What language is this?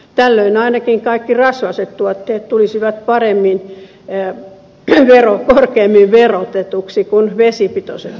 Finnish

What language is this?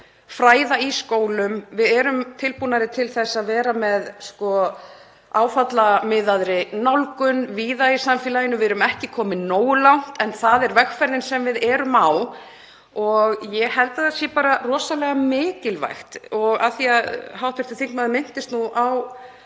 Icelandic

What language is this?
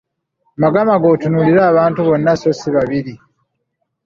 Ganda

